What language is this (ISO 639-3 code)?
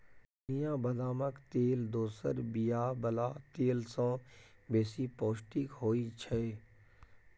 mai